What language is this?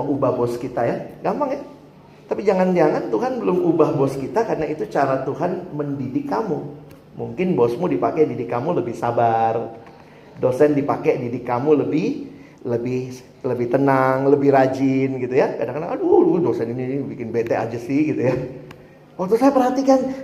Indonesian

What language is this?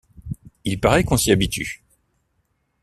French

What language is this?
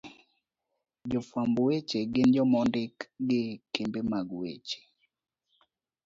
Luo (Kenya and Tanzania)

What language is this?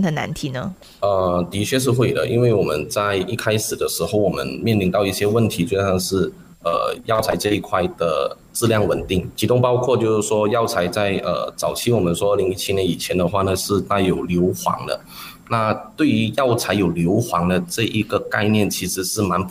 Chinese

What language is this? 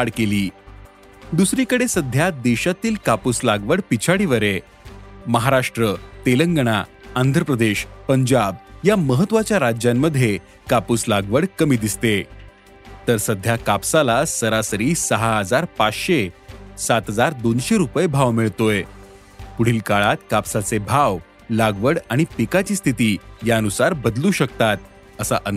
Marathi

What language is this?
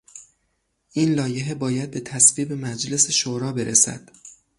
Persian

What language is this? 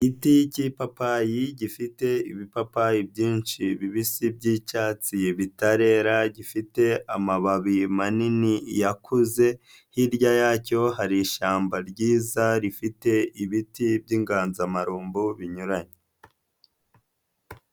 Kinyarwanda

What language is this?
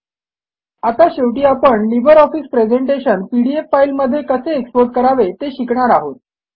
Marathi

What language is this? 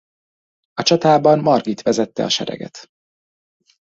Hungarian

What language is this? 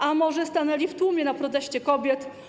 Polish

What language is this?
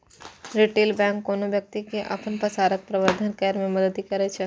Maithili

